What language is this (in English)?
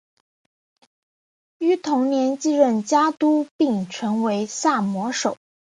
Chinese